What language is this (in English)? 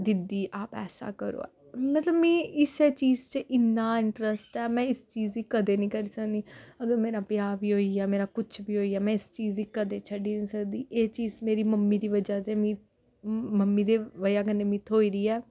Dogri